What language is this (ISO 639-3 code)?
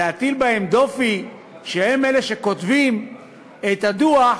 heb